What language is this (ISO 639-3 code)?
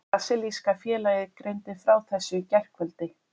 isl